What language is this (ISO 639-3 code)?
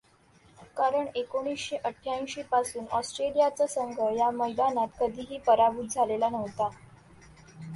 mar